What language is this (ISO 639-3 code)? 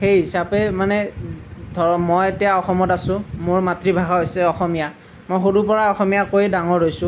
asm